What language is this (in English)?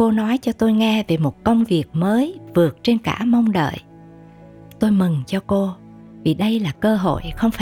Vietnamese